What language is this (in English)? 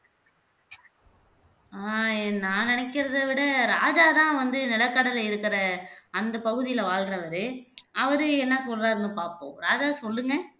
Tamil